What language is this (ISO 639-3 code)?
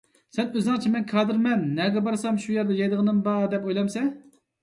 uig